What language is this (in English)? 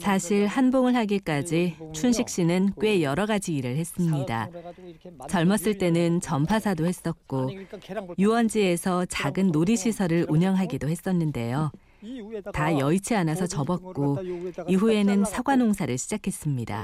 Korean